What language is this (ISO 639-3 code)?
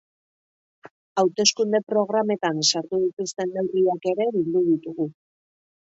eus